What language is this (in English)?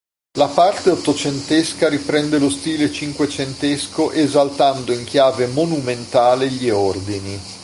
Italian